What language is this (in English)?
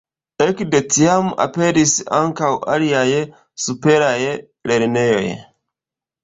Esperanto